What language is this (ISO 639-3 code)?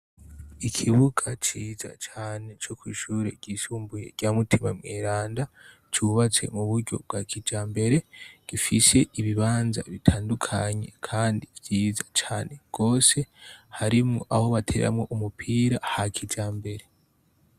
run